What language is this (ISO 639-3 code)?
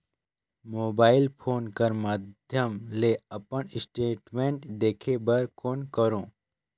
hne